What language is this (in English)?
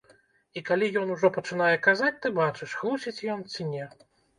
Belarusian